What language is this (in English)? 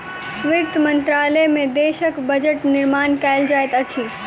Maithili